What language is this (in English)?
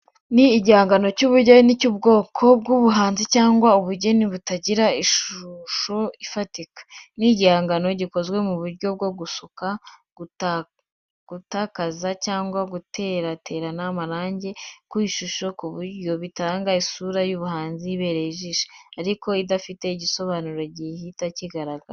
Kinyarwanda